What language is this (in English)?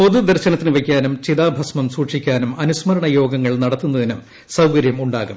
Malayalam